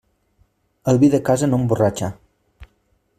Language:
Catalan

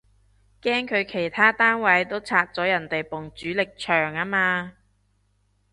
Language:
Cantonese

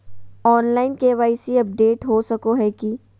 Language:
Magahi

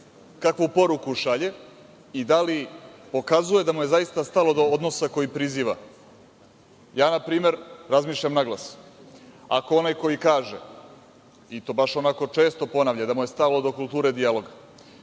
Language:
Serbian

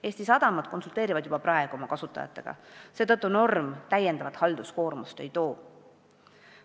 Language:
Estonian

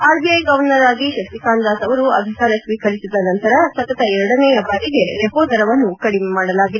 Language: Kannada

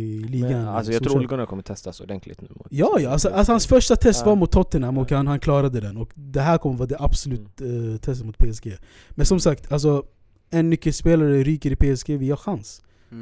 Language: Swedish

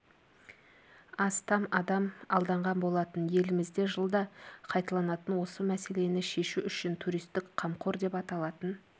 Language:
Kazakh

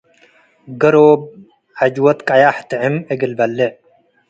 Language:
Tigre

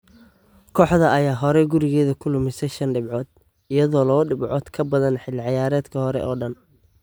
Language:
Somali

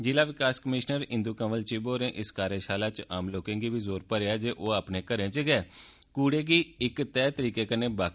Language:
Dogri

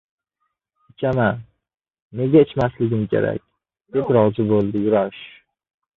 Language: Uzbek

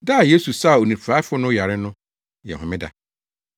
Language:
Akan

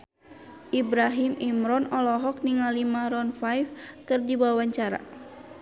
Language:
Sundanese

